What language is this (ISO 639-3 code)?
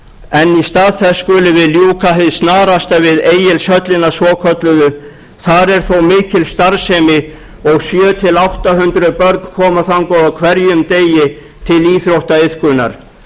isl